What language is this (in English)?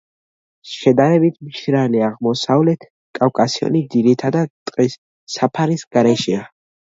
Georgian